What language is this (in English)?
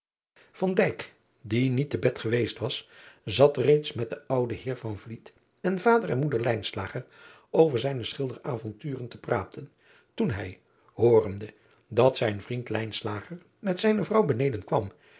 Dutch